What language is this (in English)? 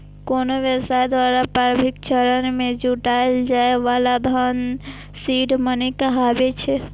Maithili